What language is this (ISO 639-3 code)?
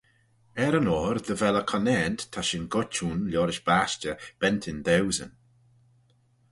glv